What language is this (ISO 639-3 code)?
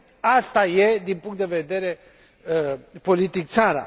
ron